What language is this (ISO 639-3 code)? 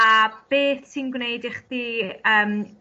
cym